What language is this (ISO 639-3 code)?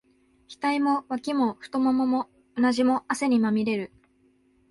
jpn